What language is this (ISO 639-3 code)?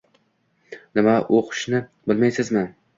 uzb